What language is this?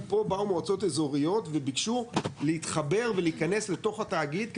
Hebrew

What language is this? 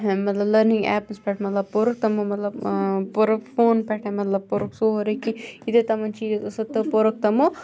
Kashmiri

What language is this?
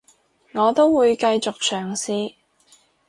Cantonese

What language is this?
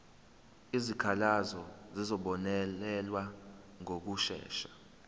Zulu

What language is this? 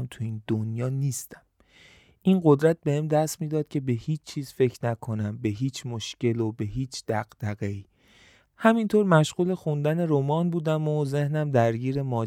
Persian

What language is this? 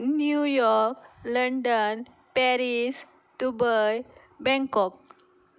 Konkani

